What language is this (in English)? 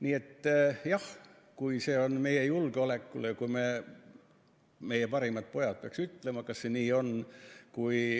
Estonian